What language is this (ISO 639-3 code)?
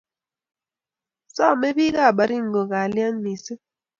kln